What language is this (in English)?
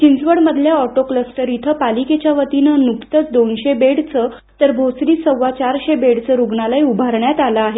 Marathi